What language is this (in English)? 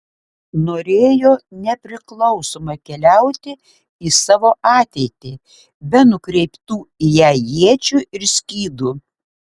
Lithuanian